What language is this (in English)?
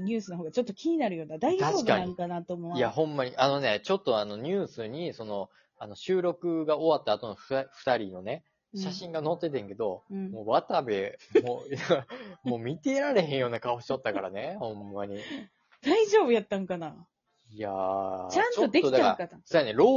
Japanese